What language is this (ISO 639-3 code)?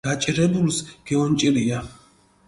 xmf